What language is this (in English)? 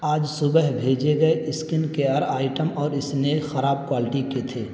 Urdu